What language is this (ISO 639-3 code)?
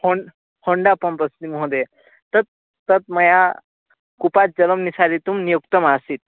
san